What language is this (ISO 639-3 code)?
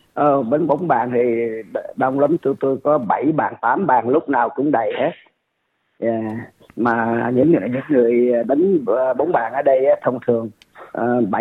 vie